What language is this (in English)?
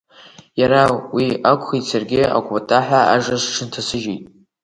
Abkhazian